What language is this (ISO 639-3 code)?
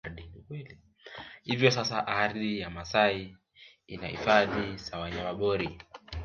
swa